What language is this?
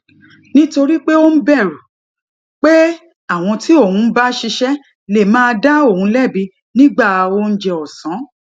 Yoruba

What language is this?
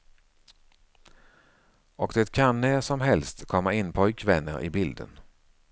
Swedish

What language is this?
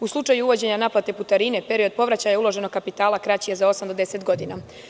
Serbian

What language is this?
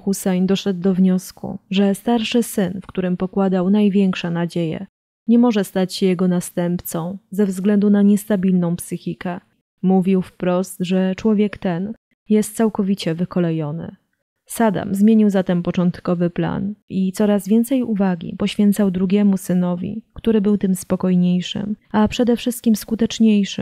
Polish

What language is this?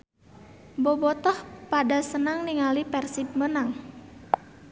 Sundanese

